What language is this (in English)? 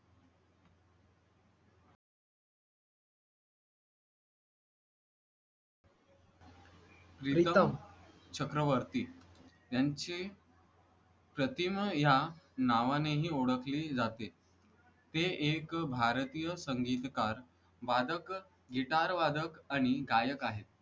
Marathi